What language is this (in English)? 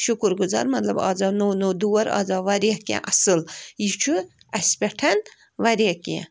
Kashmiri